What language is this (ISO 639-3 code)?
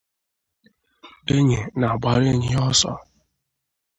ibo